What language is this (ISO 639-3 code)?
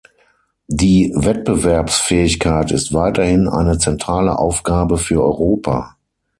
deu